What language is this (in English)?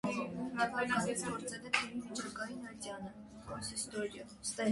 Armenian